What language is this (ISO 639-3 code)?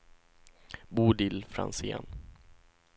swe